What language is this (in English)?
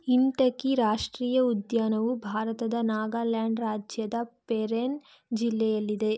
Kannada